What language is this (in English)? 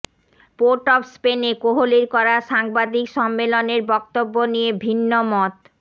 Bangla